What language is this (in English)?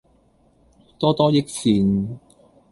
Cantonese